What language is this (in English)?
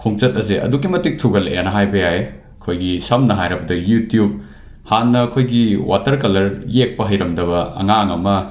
Manipuri